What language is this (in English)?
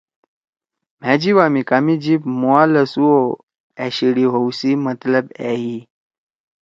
Torwali